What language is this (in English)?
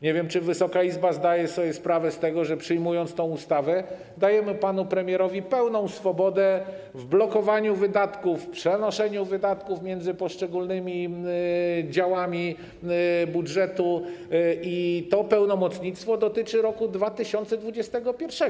Polish